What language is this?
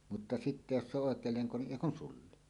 Finnish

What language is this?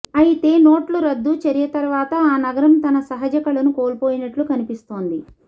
Telugu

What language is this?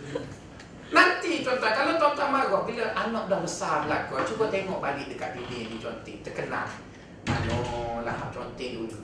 Malay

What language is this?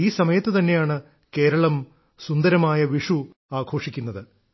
Malayalam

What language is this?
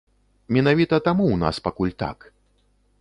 Belarusian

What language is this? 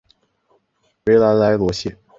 Chinese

